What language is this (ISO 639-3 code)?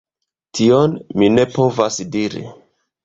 epo